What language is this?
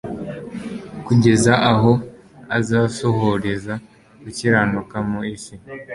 Kinyarwanda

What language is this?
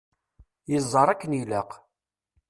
Kabyle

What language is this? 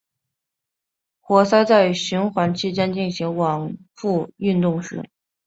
Chinese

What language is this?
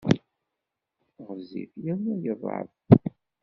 Kabyle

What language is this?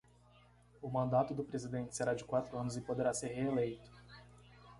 Portuguese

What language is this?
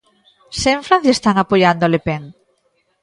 Galician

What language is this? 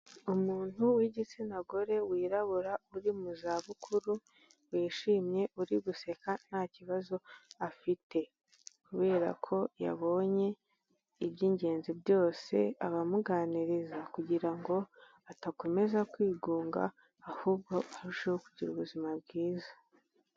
Kinyarwanda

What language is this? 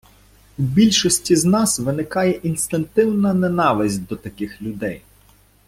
Ukrainian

